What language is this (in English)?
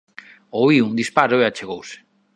Galician